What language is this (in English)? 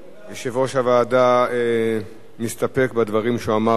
Hebrew